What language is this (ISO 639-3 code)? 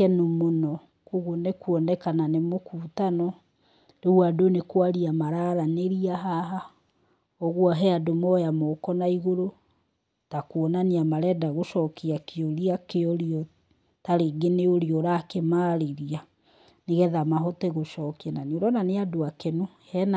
kik